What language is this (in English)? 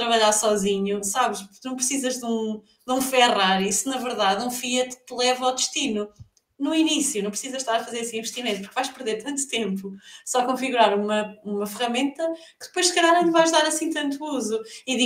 Portuguese